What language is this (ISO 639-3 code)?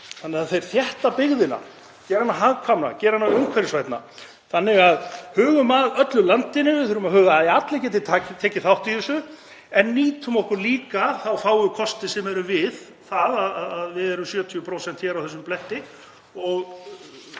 isl